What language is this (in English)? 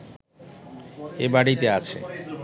Bangla